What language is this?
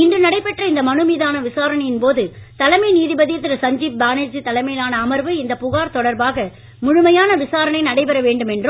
Tamil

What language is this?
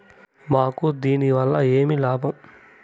Telugu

